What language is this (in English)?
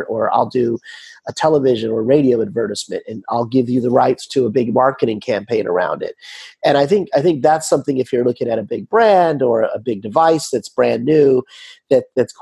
English